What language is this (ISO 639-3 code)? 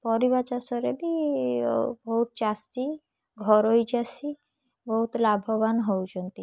ori